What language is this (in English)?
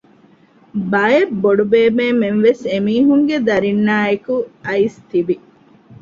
Divehi